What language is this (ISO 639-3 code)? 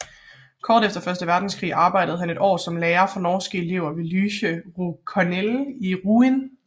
dan